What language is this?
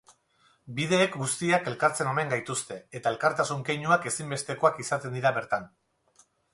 Basque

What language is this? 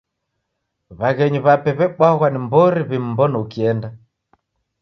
Taita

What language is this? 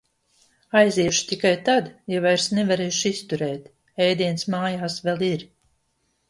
Latvian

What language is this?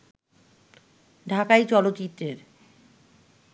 Bangla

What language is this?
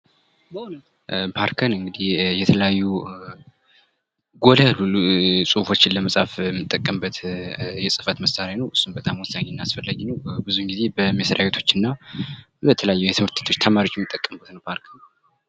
Amharic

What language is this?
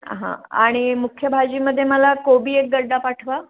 Marathi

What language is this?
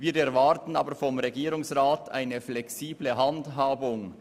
Swiss German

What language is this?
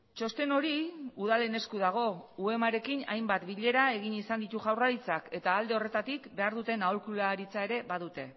Basque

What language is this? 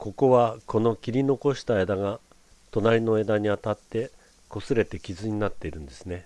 Japanese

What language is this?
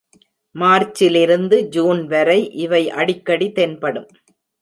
Tamil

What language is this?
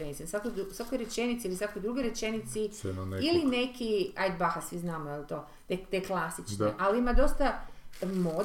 Croatian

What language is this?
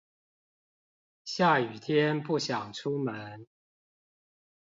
Chinese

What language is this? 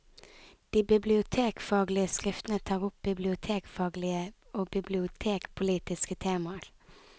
Norwegian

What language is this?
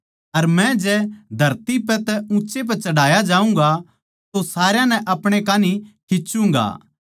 Haryanvi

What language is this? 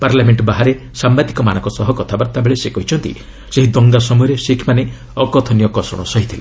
Odia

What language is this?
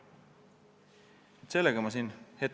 Estonian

